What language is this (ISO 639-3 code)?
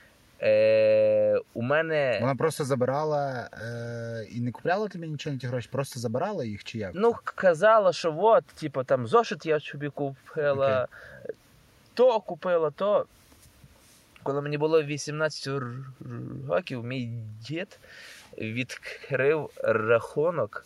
ukr